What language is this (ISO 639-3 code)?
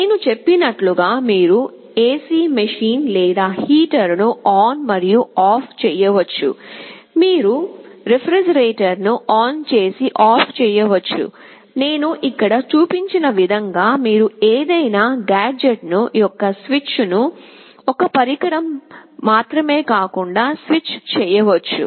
tel